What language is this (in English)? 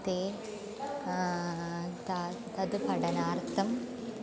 Sanskrit